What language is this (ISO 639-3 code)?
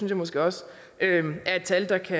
dan